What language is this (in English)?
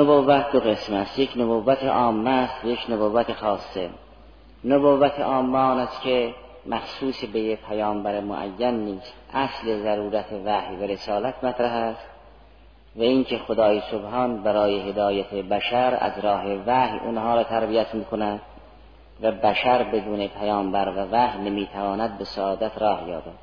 Persian